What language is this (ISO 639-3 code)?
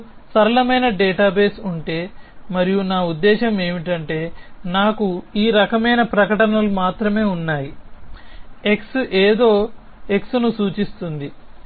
tel